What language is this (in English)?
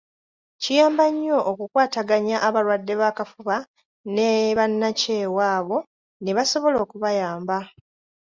Ganda